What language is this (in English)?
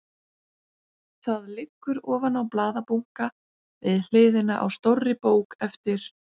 Icelandic